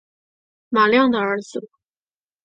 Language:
Chinese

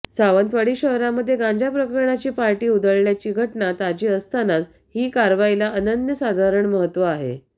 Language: Marathi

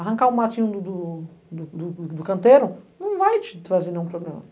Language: Portuguese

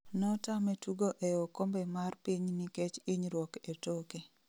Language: Luo (Kenya and Tanzania)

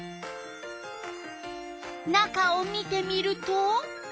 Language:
Japanese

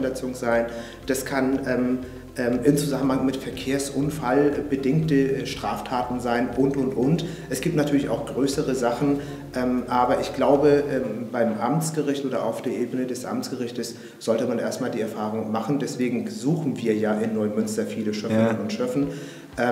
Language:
German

